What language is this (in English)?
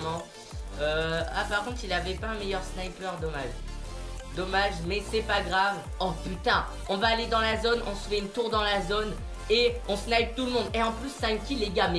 French